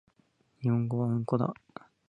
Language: Japanese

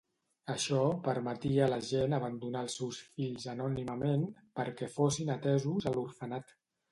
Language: Catalan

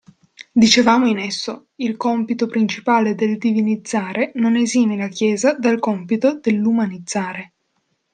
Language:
Italian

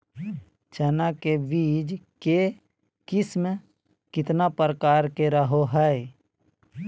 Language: Magahi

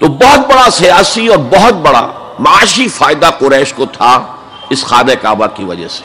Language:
Urdu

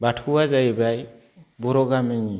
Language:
Bodo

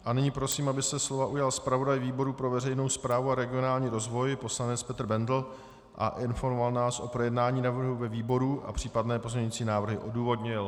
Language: Czech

